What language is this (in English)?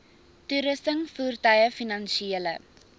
Afrikaans